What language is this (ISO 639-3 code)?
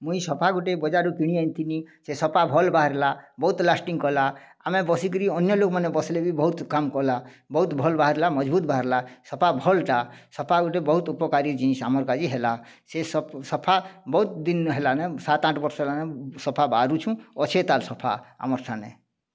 ori